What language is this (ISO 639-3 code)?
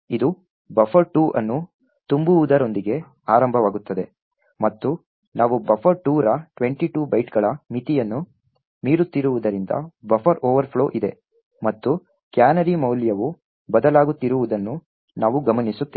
kan